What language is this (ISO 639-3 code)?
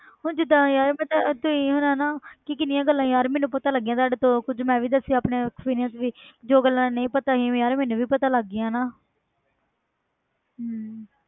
pan